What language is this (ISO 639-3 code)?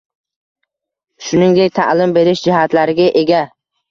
uzb